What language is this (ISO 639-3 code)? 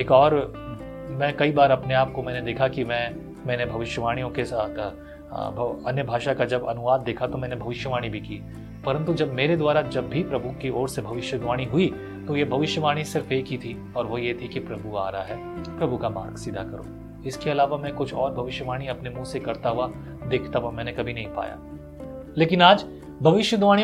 hin